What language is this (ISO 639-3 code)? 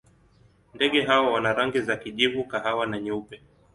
swa